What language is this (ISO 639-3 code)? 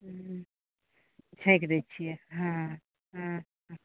mai